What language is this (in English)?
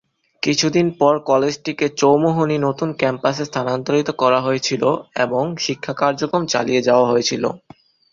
Bangla